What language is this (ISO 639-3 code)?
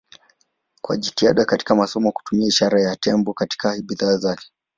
swa